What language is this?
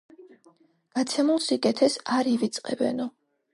Georgian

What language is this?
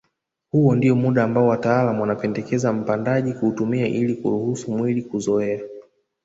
Swahili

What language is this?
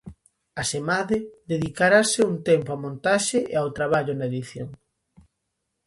Galician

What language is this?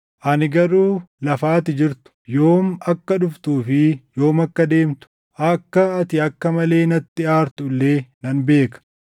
Oromo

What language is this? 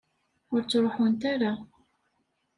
Kabyle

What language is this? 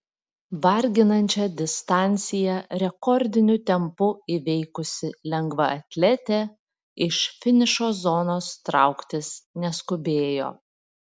Lithuanian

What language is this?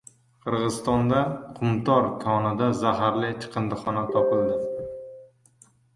Uzbek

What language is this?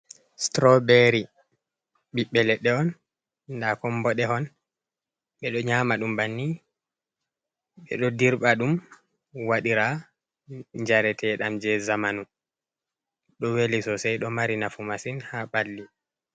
Fula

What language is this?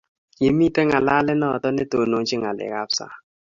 Kalenjin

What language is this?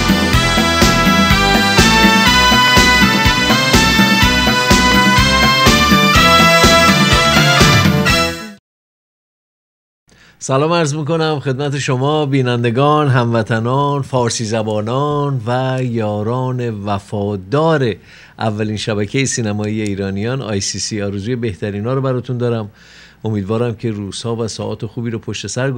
Persian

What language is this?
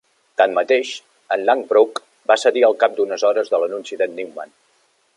Catalan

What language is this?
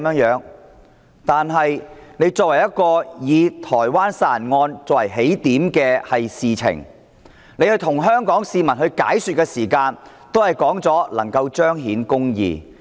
Cantonese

